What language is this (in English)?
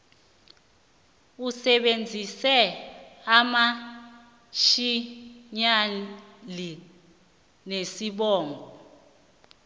South Ndebele